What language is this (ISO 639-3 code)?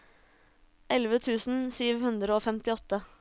nor